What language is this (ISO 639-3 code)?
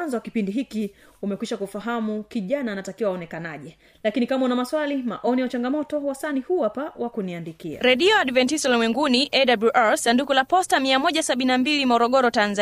swa